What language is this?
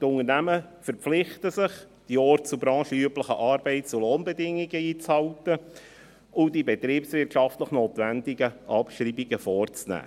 Swiss German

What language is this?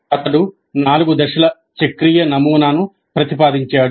Telugu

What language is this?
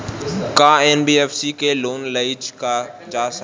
Bhojpuri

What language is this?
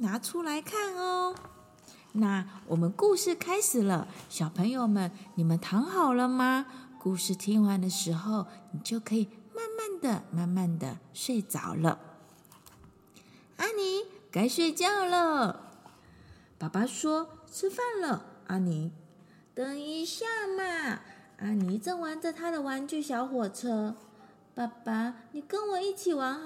Chinese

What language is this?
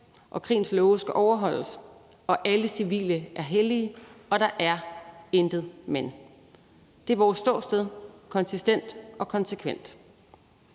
Danish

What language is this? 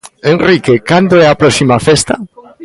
Galician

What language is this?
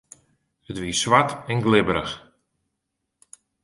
Western Frisian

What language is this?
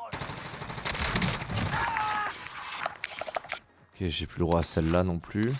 French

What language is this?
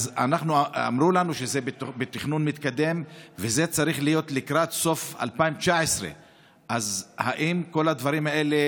Hebrew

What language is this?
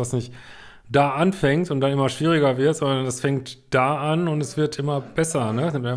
German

